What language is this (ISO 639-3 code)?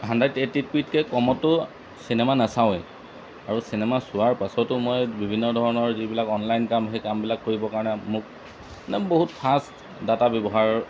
asm